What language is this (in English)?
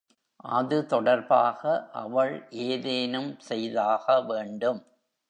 Tamil